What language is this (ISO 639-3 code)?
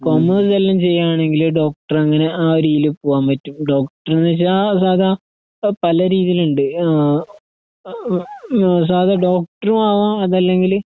mal